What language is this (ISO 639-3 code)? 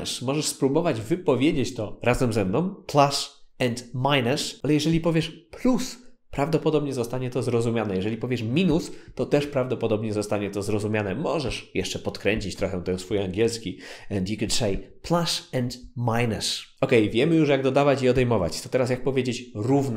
pol